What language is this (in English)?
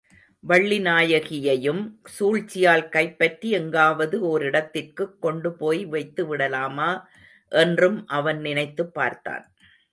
Tamil